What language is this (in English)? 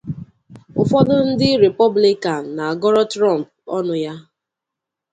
Igbo